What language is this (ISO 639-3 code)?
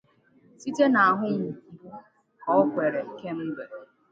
ibo